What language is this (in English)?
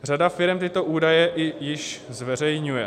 Czech